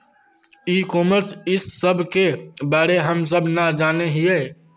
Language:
Magahi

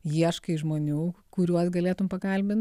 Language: Lithuanian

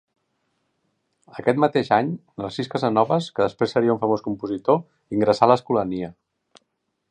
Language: Catalan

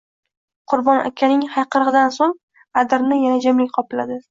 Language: Uzbek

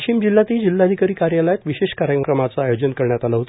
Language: Marathi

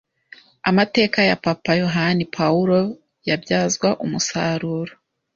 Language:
Kinyarwanda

